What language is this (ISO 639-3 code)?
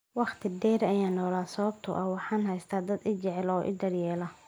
som